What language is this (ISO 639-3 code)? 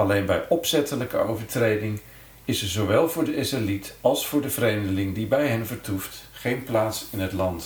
nld